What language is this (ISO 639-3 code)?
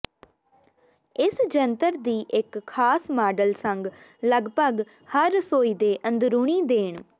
pan